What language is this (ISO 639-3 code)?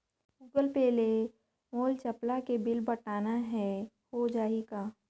hne